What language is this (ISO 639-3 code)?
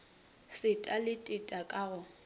nso